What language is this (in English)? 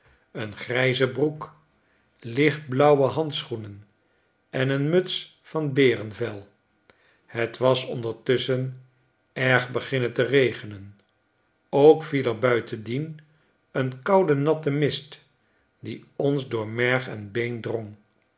Dutch